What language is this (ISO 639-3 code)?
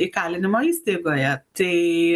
lit